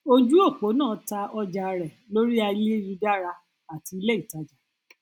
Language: Yoruba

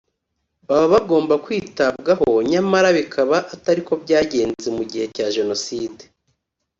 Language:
Kinyarwanda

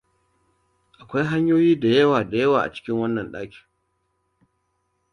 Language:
Hausa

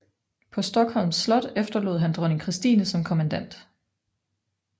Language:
Danish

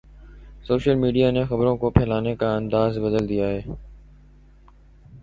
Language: Urdu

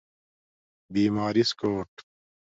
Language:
Domaaki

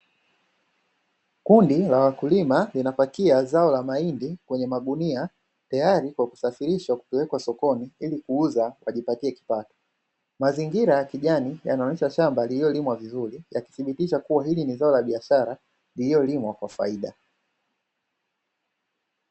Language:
Swahili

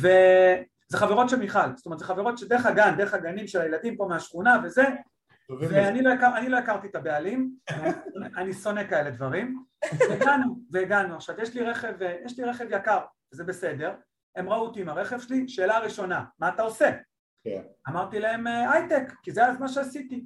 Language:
Hebrew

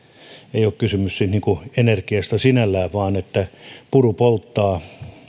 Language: Finnish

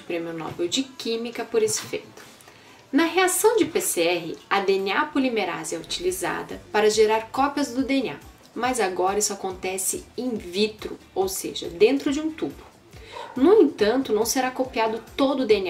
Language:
Portuguese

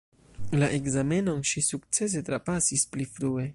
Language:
Esperanto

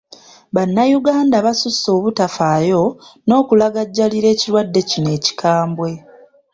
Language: Ganda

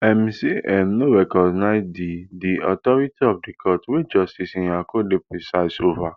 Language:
Nigerian Pidgin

